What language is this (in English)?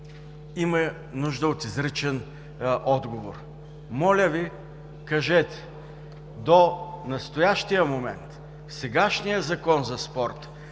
Bulgarian